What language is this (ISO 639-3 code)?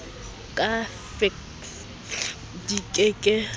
sot